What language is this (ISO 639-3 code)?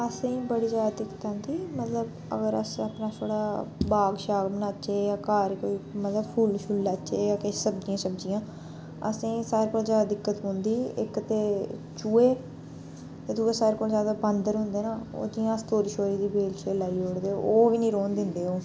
doi